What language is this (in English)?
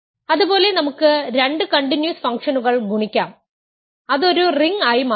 Malayalam